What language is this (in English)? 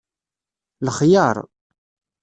Kabyle